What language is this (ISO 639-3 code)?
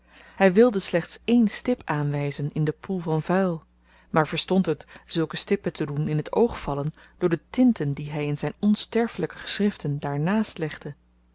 nld